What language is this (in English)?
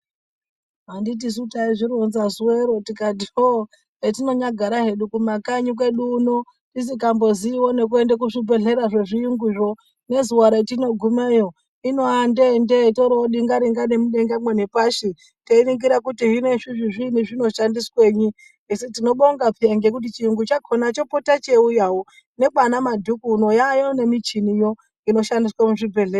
Ndau